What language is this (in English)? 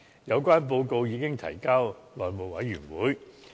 Cantonese